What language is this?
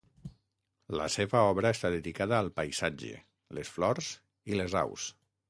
Catalan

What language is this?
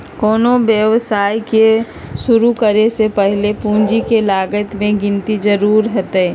Magahi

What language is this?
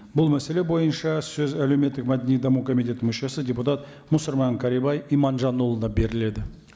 Kazakh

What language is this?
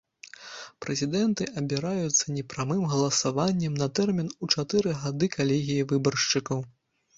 Belarusian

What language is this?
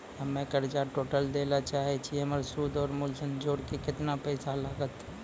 Maithili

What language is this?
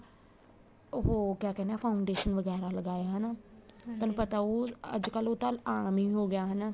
Punjabi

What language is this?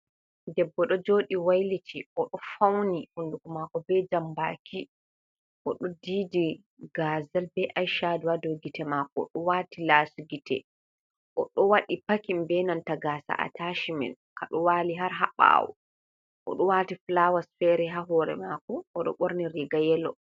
Fula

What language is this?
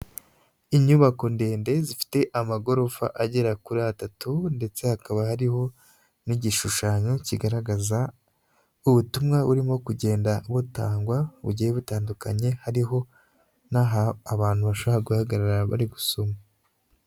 Kinyarwanda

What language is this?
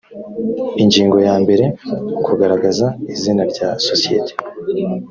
Kinyarwanda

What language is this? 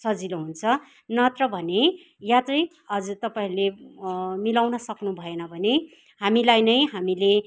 Nepali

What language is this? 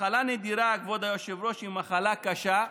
Hebrew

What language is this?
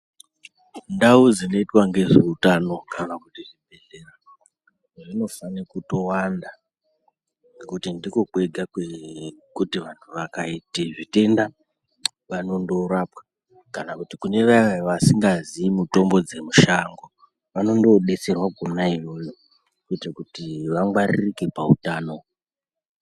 Ndau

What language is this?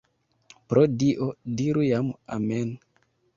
Esperanto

